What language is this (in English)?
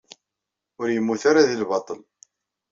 Kabyle